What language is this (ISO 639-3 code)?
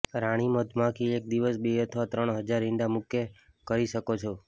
guj